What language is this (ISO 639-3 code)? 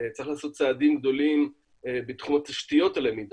heb